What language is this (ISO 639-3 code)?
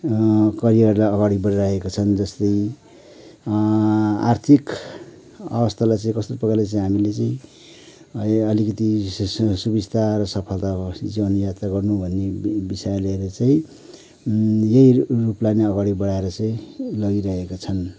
nep